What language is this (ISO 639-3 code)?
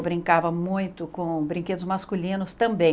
por